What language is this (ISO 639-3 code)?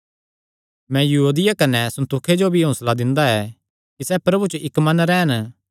xnr